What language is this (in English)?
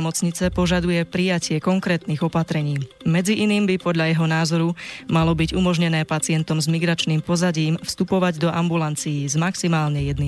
Slovak